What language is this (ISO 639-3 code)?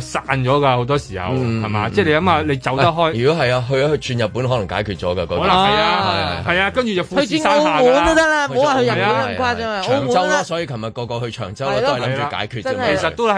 zho